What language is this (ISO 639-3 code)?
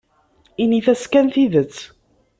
kab